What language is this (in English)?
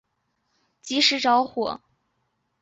Chinese